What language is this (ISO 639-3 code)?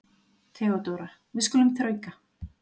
isl